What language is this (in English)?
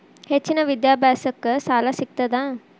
Kannada